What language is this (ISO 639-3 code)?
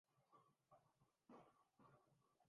urd